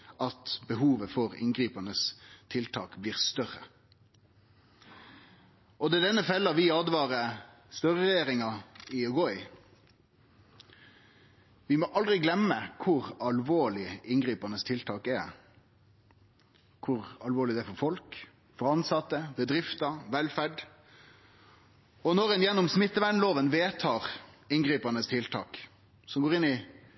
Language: Norwegian Nynorsk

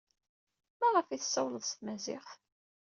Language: Kabyle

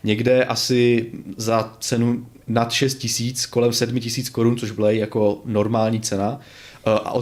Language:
Czech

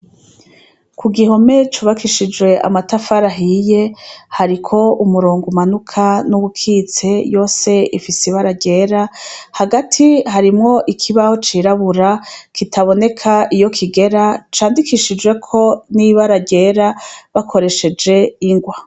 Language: Rundi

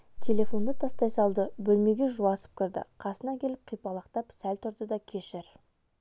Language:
Kazakh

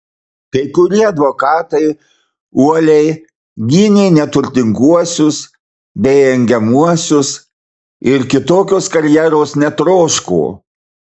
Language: Lithuanian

